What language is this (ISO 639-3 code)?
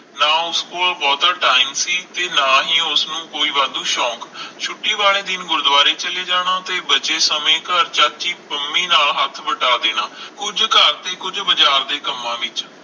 pan